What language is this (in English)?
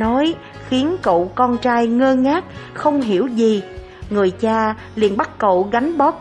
Vietnamese